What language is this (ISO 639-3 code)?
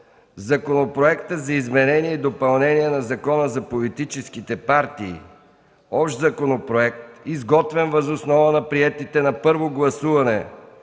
bul